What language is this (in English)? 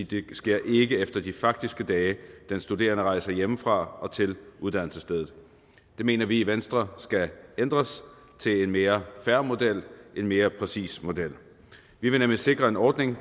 Danish